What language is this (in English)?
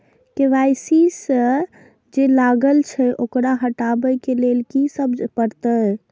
Maithili